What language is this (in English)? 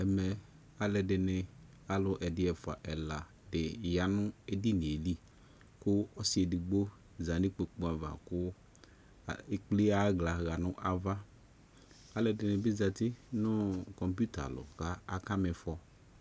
Ikposo